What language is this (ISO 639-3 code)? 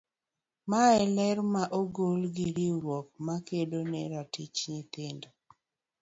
luo